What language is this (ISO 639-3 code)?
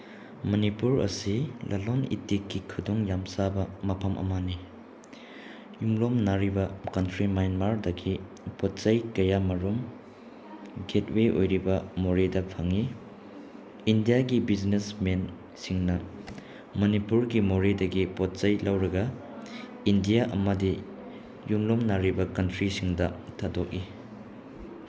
mni